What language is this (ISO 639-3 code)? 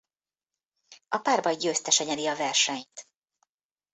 hun